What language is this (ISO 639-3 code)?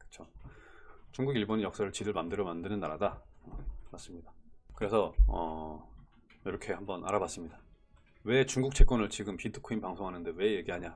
kor